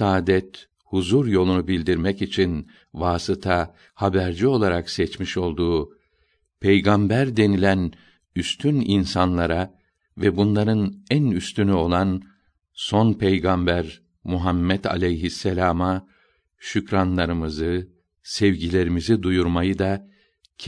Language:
Turkish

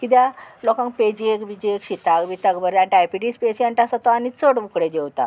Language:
Konkani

